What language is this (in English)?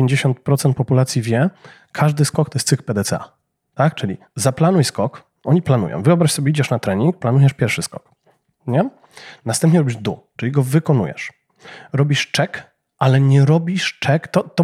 Polish